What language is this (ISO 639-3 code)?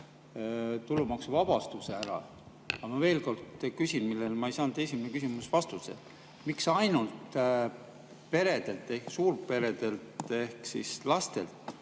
est